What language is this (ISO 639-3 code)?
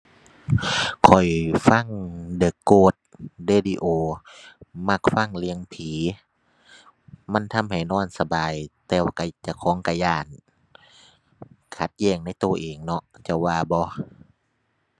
tha